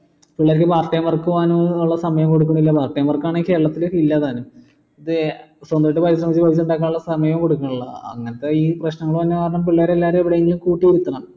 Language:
Malayalam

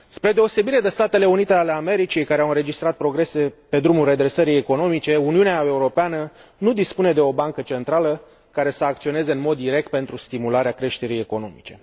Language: Romanian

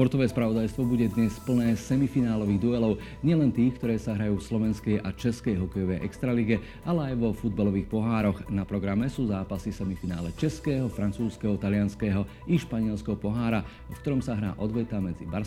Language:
Slovak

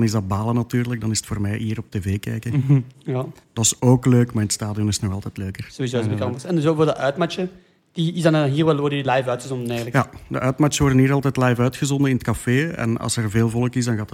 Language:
Dutch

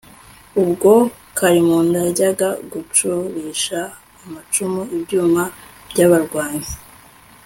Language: Kinyarwanda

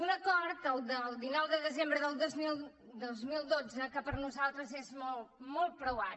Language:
Catalan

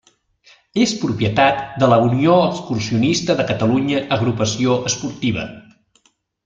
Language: Catalan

